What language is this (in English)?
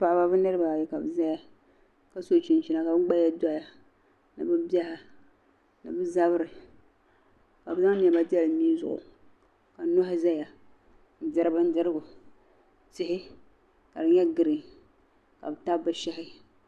Dagbani